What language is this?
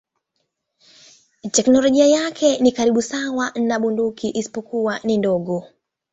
Swahili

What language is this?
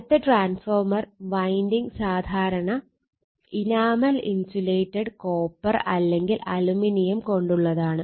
Malayalam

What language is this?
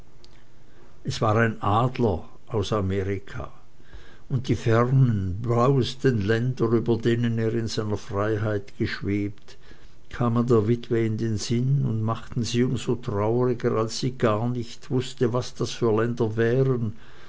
German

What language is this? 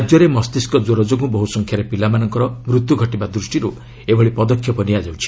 Odia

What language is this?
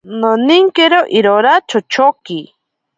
Ashéninka Perené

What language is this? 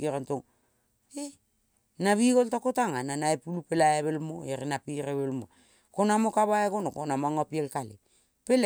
Kol (Papua New Guinea)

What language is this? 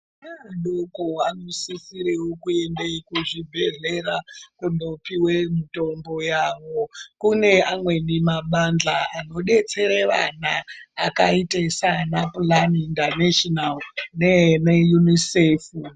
Ndau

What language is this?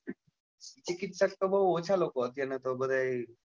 Gujarati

